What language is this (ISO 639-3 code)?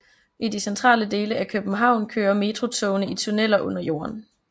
dan